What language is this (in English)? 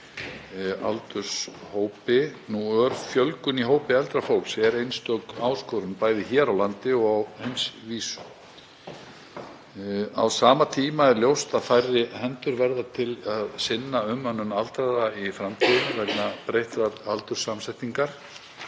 Icelandic